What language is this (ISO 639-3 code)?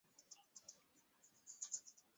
swa